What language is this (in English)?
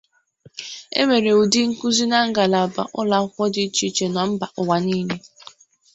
Igbo